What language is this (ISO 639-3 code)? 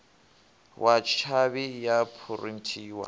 ven